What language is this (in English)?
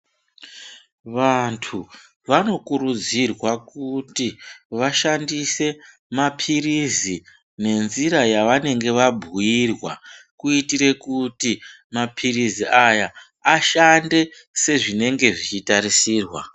Ndau